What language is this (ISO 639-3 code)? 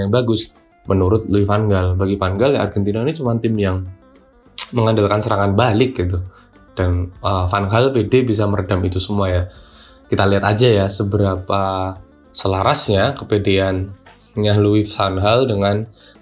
ind